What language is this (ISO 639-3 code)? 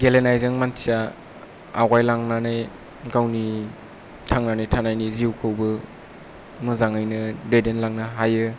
brx